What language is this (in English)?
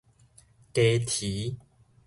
Min Nan Chinese